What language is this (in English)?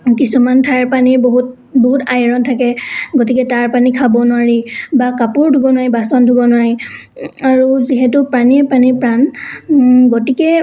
Assamese